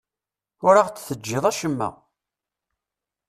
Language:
Kabyle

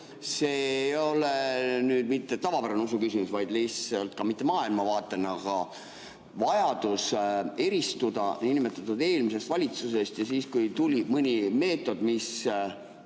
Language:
Estonian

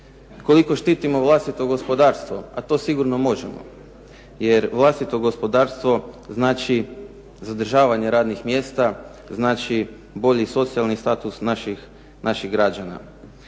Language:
Croatian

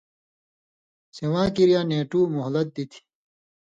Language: Indus Kohistani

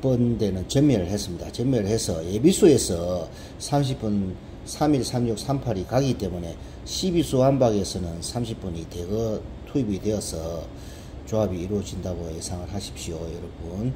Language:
Korean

